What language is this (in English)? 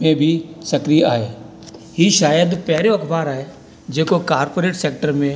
Sindhi